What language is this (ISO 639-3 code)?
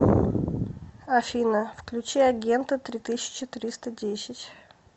rus